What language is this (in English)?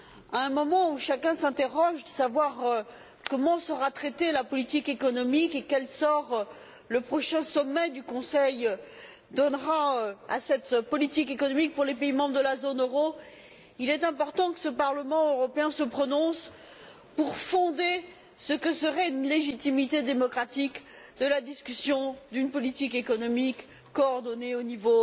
French